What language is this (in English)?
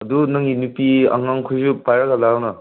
Manipuri